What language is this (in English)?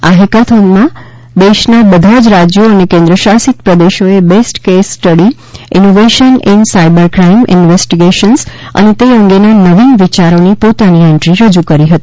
Gujarati